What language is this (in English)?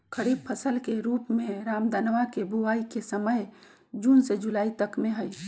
Magahi